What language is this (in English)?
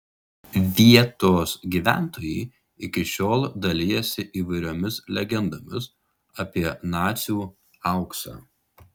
Lithuanian